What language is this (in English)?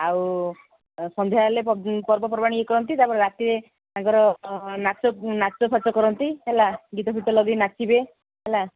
Odia